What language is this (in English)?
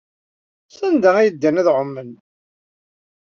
Kabyle